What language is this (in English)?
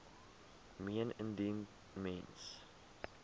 Afrikaans